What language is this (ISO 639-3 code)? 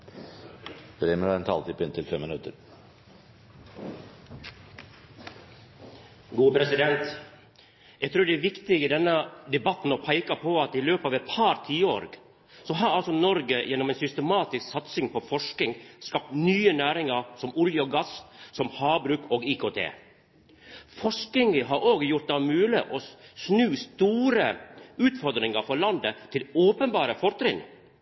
nor